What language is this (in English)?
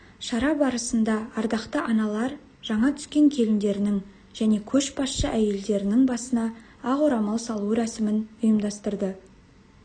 Kazakh